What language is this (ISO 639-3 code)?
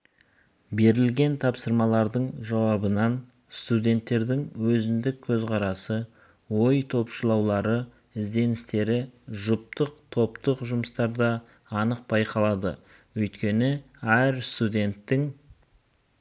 kaz